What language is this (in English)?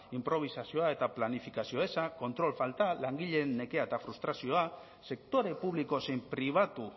Basque